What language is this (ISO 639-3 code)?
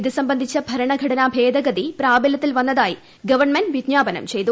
mal